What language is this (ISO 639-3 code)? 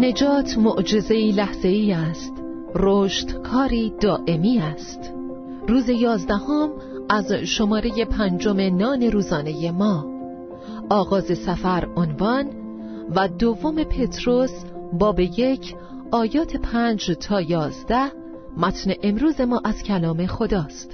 fas